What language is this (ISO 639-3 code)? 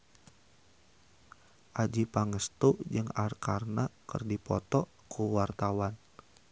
sun